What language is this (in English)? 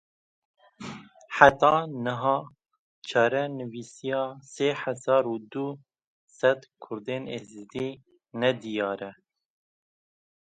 Kurdish